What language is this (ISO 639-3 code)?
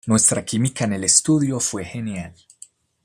spa